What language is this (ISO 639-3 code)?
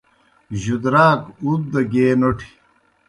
plk